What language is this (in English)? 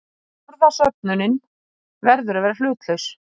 Icelandic